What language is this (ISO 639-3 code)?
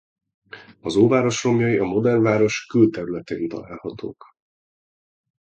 hun